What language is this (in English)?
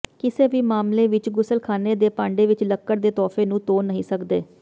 Punjabi